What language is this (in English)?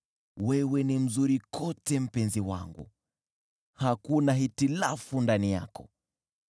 Swahili